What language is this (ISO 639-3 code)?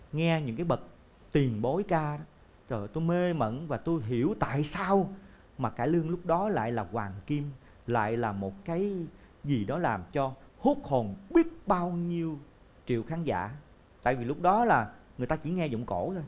vie